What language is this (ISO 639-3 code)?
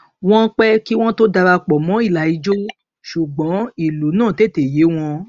yor